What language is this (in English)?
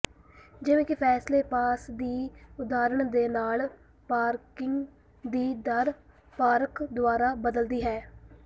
Punjabi